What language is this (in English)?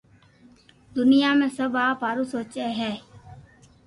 Loarki